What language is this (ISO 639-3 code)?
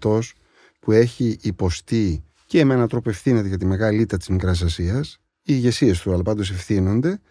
ell